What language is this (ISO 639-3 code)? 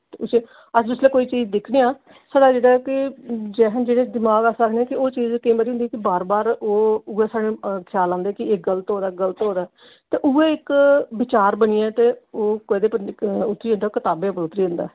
doi